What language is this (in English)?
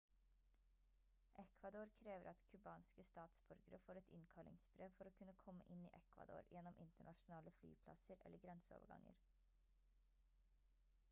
Norwegian Bokmål